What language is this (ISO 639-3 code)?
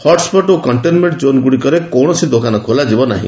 ori